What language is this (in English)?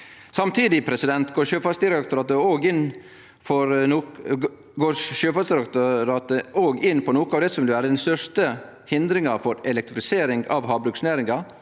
Norwegian